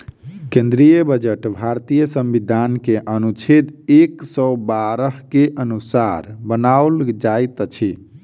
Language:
Maithili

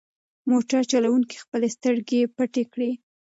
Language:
Pashto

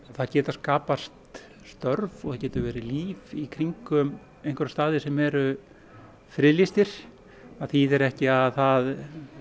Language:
Icelandic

